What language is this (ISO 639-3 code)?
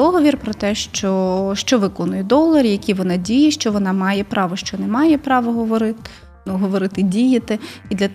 ukr